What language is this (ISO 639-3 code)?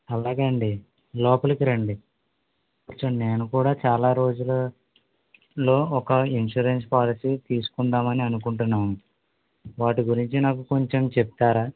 tel